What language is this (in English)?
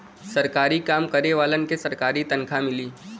Bhojpuri